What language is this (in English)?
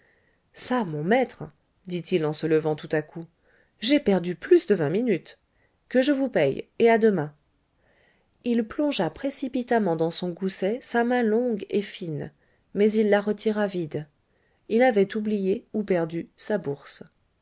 French